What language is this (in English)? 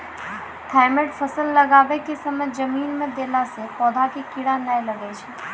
Maithili